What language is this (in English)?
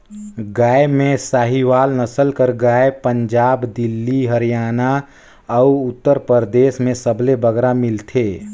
Chhattisgarhi